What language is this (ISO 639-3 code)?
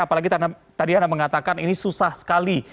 ind